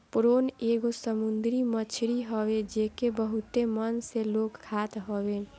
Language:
Bhojpuri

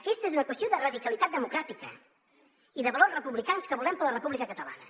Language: Catalan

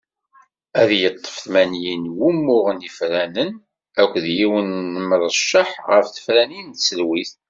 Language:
Kabyle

